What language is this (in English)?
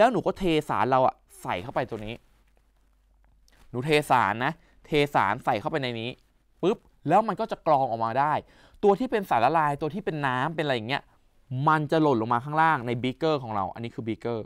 Thai